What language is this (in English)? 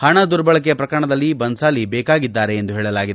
Kannada